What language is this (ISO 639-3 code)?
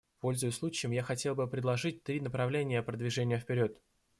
rus